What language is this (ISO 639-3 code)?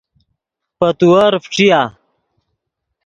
ydg